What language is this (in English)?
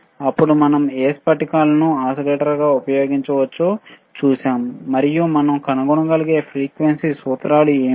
Telugu